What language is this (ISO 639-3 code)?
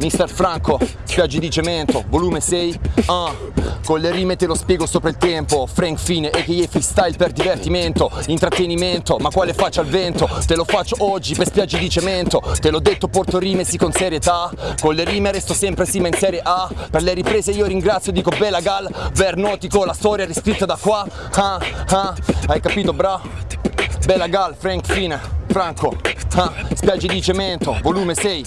ita